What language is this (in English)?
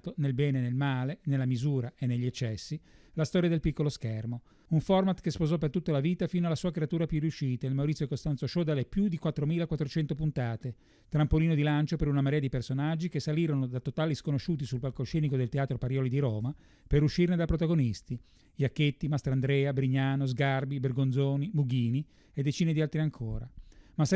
Italian